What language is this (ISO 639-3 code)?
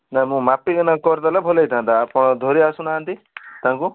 ori